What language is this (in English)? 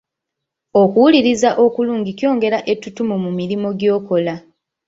Ganda